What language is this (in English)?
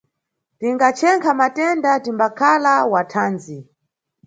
Nyungwe